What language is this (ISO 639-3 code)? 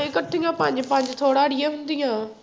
pan